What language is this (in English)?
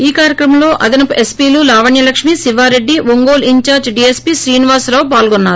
Telugu